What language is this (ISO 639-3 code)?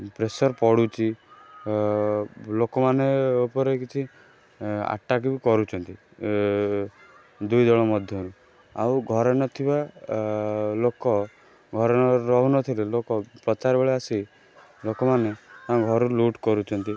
ori